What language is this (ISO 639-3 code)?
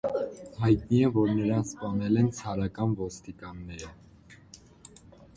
hye